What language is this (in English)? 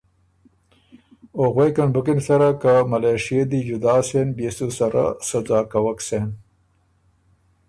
Ormuri